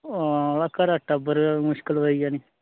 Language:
Dogri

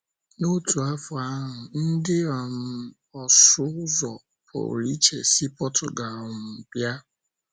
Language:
Igbo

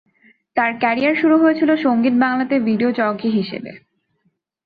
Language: Bangla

